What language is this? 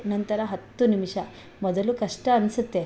Kannada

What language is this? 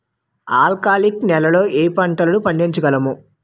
Telugu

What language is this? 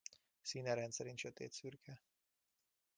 Hungarian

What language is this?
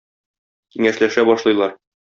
Tatar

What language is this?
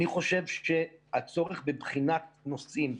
Hebrew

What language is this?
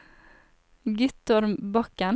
Norwegian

